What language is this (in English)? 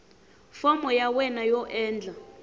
Tsonga